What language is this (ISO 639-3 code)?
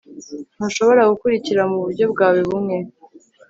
kin